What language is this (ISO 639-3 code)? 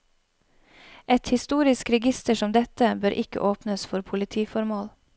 nor